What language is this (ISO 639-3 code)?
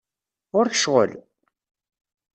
kab